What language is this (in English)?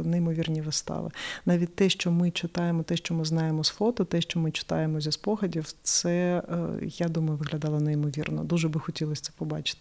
Ukrainian